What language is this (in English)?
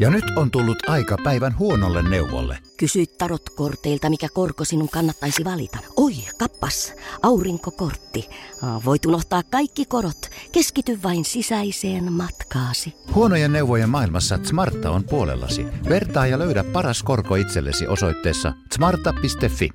Finnish